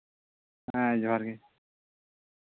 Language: Santali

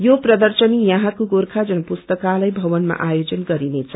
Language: Nepali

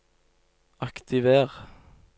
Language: Norwegian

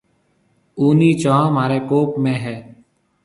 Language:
Marwari (Pakistan)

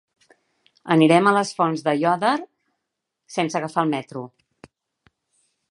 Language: Catalan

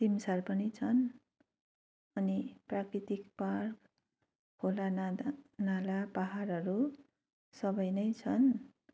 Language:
Nepali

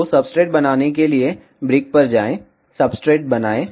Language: Hindi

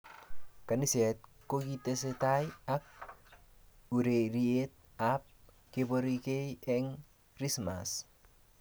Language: Kalenjin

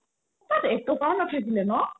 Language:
Assamese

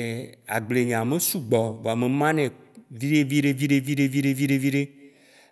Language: Waci Gbe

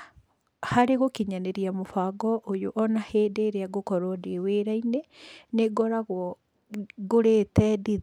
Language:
Kikuyu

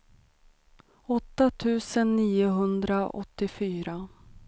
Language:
Swedish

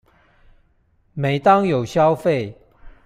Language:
Chinese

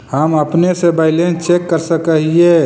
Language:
Magahi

